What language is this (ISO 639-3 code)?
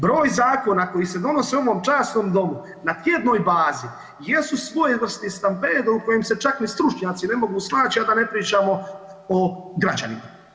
hrv